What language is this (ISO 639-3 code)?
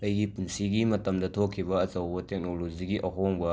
mni